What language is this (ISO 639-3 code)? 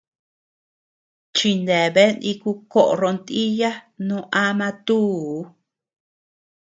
cux